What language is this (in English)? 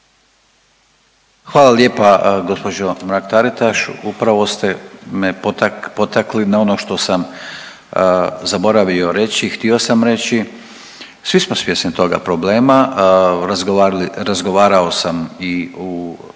Croatian